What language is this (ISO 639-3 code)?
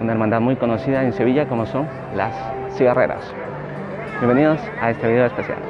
spa